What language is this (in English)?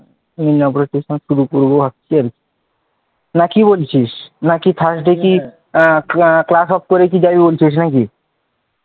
Bangla